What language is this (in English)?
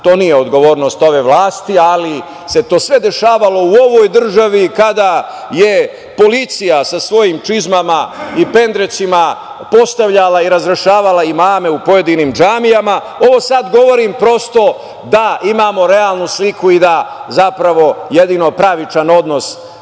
Serbian